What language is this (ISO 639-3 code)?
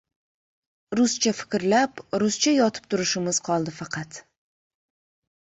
uzb